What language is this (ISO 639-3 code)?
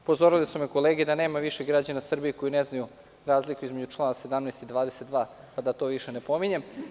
srp